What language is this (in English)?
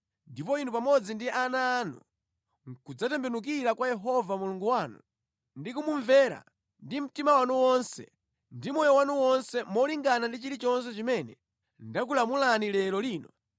Nyanja